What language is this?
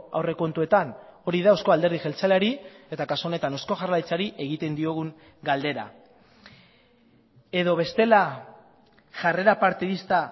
Basque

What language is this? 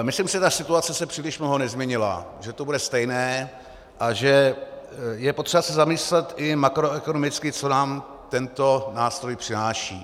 Czech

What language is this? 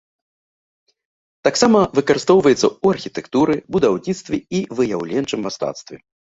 Belarusian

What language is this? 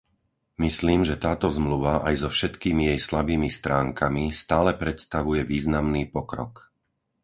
Slovak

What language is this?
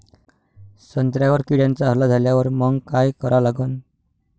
Marathi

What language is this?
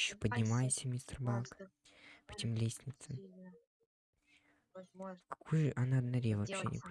Russian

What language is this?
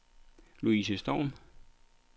Danish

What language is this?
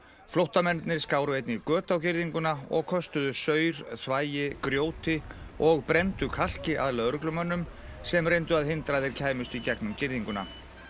Icelandic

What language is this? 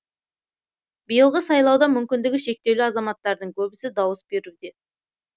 Kazakh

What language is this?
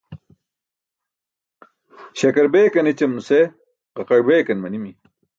Burushaski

